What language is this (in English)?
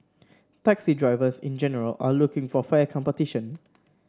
English